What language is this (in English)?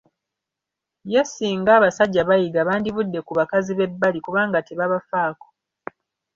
Ganda